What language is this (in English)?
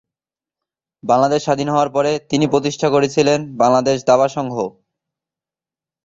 Bangla